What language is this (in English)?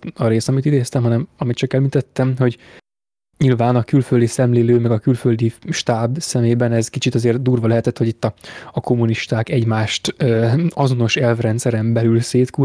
Hungarian